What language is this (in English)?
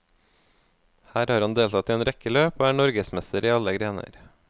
Norwegian